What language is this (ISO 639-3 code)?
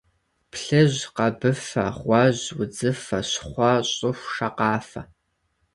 kbd